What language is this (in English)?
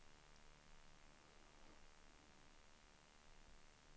Swedish